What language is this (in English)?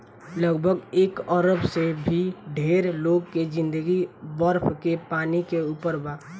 Bhojpuri